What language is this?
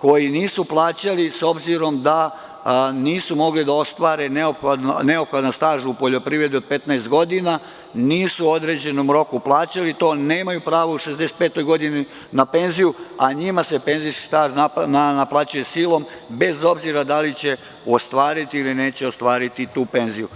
Serbian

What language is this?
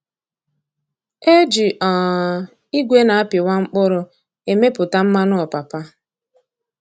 Igbo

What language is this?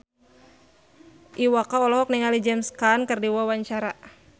Sundanese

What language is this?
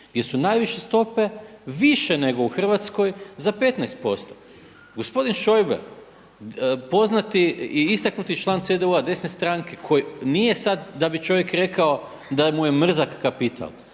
Croatian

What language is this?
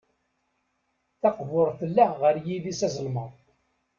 Kabyle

